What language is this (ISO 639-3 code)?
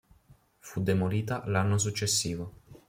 ita